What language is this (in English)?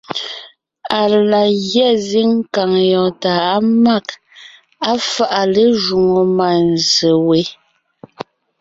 Ngiemboon